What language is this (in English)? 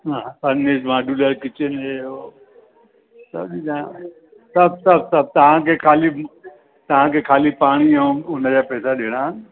Sindhi